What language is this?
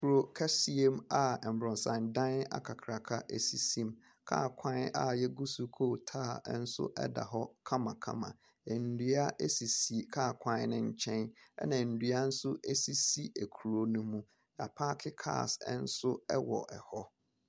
Akan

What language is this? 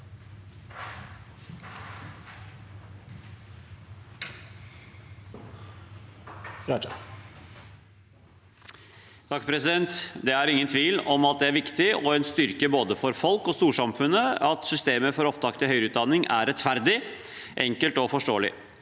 Norwegian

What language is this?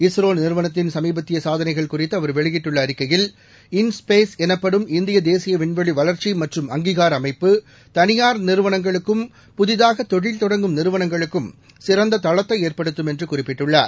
Tamil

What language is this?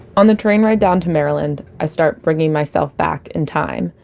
English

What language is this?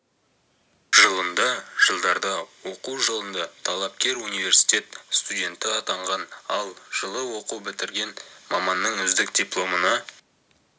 Kazakh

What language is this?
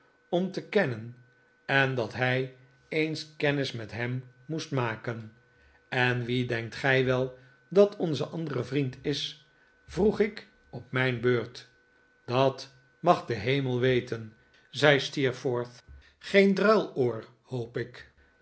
Dutch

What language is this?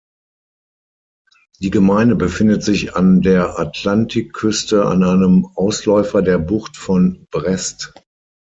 German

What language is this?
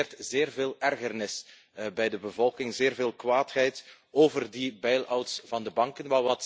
Dutch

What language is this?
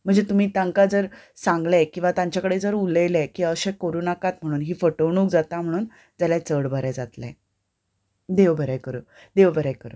Konkani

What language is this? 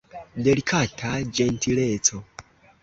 Esperanto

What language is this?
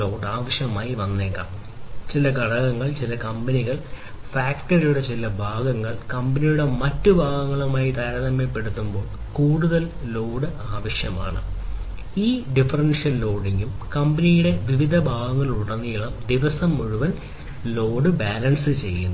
Malayalam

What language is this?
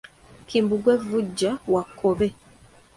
Ganda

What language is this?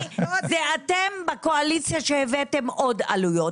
Hebrew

